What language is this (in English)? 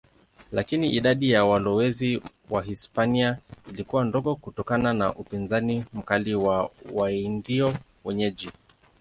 Swahili